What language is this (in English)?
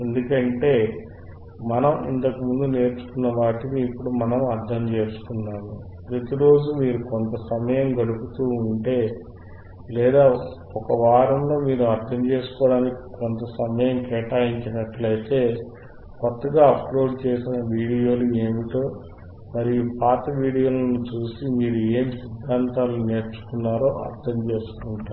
Telugu